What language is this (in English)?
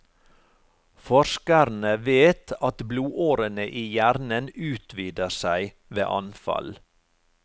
Norwegian